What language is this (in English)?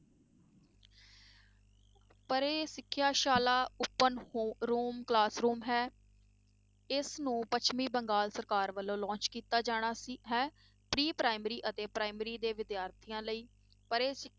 Punjabi